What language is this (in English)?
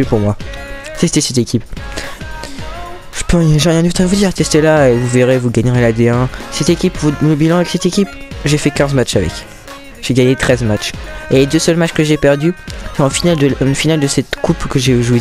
French